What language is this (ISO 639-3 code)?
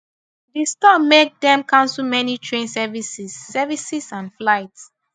pcm